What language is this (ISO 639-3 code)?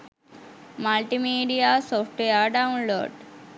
sin